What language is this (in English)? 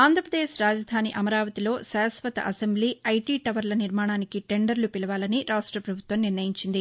Telugu